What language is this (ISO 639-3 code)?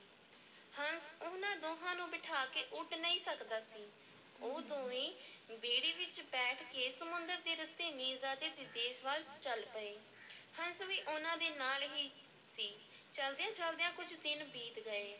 pan